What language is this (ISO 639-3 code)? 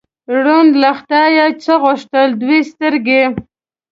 pus